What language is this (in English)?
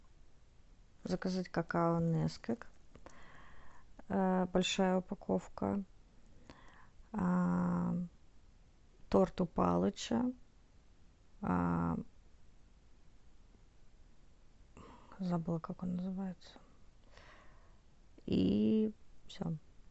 Russian